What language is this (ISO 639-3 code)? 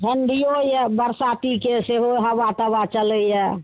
mai